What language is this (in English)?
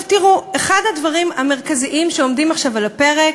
Hebrew